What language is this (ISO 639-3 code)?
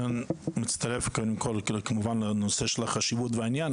heb